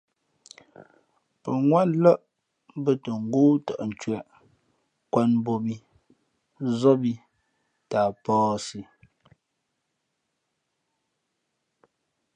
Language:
Fe'fe'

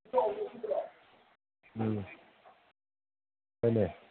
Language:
Manipuri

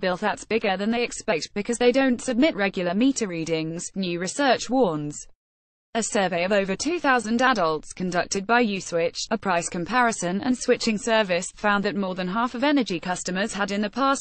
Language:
English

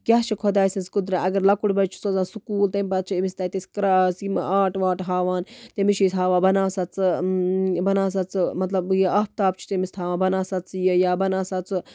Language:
Kashmiri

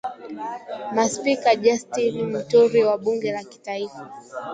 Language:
Swahili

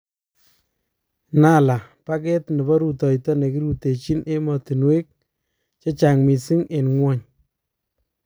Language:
Kalenjin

